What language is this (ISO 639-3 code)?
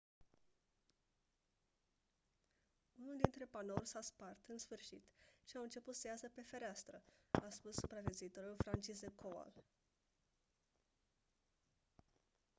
ron